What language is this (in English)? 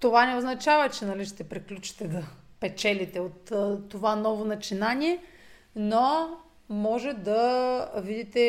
Bulgarian